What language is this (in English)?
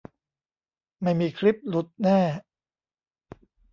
Thai